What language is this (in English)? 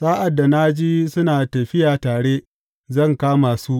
Hausa